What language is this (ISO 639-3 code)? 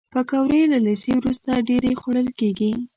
pus